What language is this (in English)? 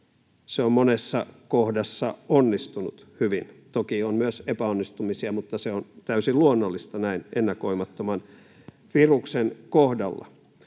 Finnish